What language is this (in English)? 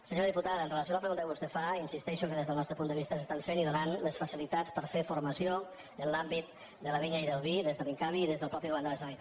Catalan